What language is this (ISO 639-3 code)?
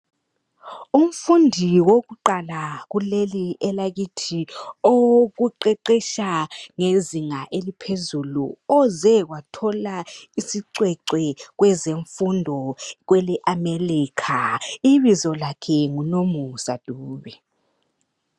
nde